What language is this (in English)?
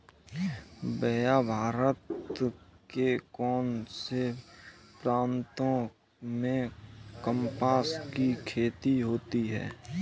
Hindi